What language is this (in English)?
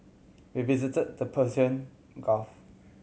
English